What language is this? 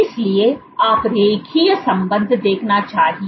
Hindi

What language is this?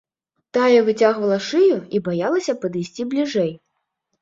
Belarusian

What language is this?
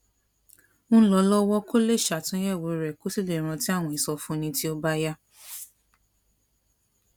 Yoruba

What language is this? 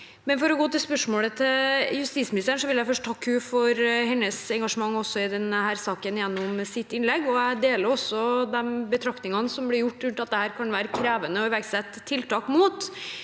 Norwegian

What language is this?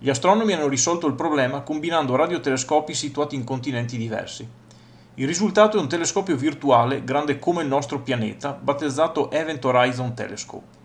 Italian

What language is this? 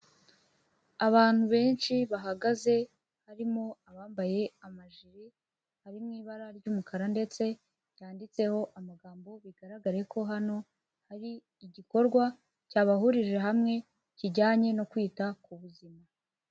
Kinyarwanda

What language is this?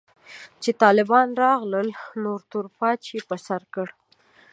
Pashto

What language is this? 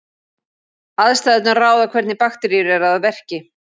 Icelandic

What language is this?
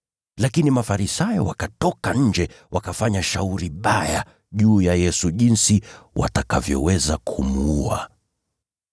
Swahili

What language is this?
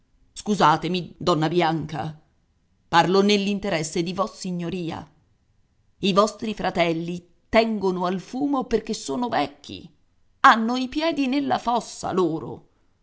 Italian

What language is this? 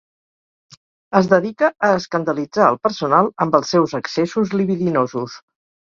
Catalan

